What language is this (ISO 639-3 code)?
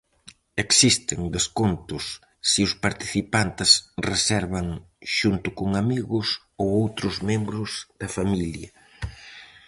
glg